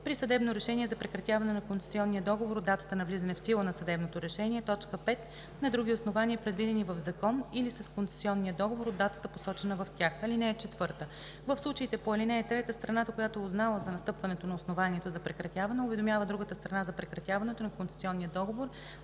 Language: Bulgarian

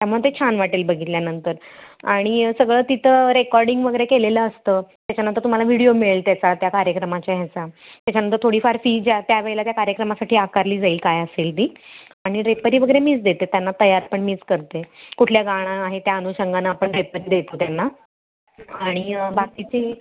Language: Marathi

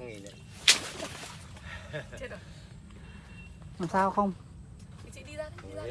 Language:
Vietnamese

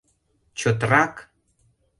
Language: Mari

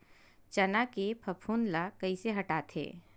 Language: Chhattisgarhi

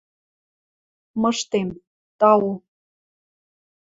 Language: Western Mari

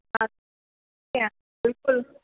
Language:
Sindhi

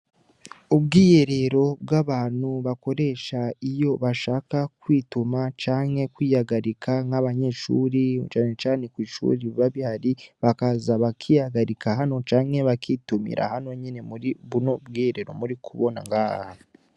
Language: Rundi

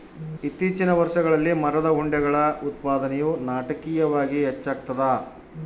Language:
Kannada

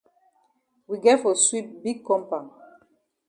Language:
Cameroon Pidgin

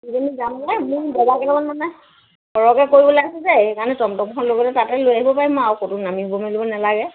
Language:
Assamese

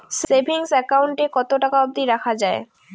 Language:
Bangla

